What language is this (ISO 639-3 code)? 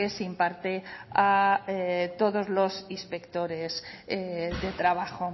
spa